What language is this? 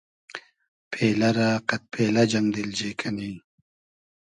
Hazaragi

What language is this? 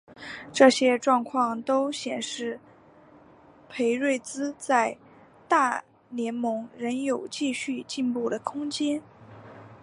Chinese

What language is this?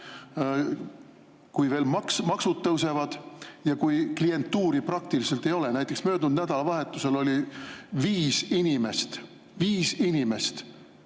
Estonian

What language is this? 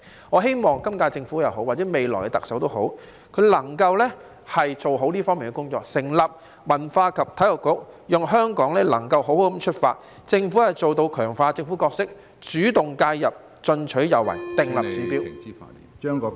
Cantonese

